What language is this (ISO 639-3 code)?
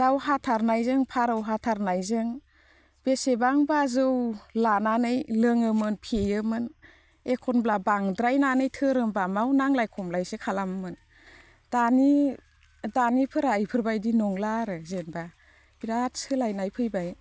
brx